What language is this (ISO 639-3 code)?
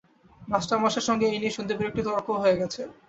ben